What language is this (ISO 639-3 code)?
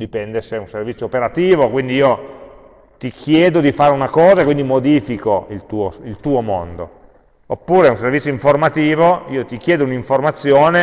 ita